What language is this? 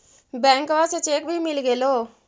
Magahi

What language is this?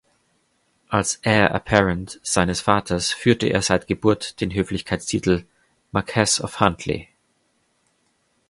German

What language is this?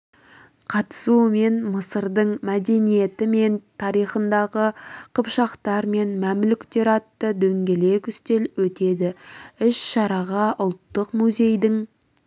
Kazakh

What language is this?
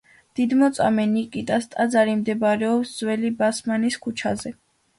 Georgian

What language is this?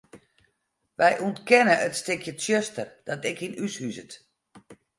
Western Frisian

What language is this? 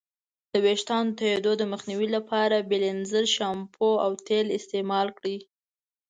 Pashto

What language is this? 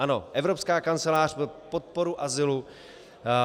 Czech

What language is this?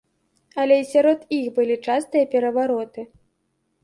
Belarusian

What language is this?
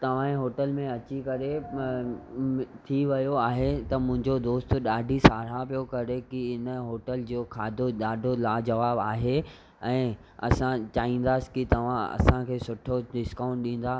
Sindhi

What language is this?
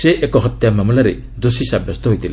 Odia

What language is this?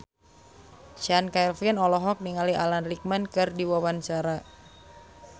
Sundanese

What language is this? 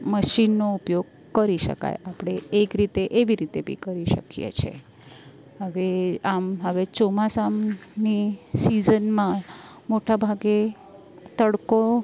Gujarati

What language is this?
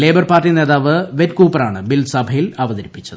Malayalam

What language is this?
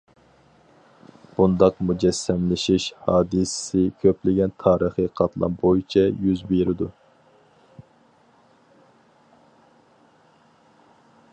Uyghur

